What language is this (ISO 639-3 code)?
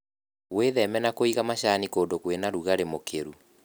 kik